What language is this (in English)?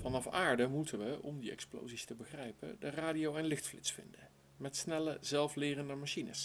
Dutch